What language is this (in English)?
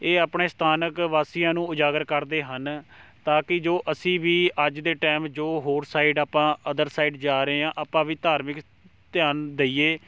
Punjabi